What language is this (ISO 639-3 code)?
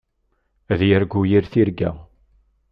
kab